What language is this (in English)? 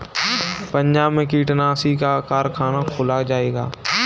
Hindi